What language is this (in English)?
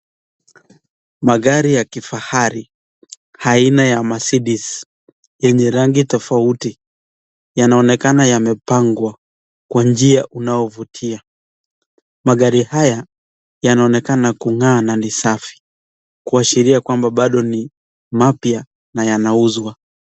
Swahili